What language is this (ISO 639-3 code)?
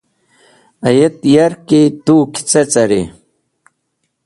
wbl